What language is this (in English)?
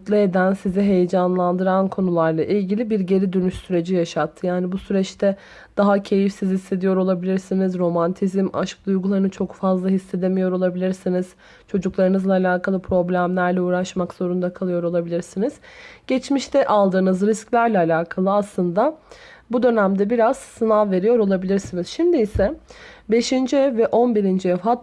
Turkish